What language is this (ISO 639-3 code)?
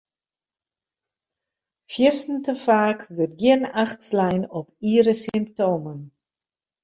fry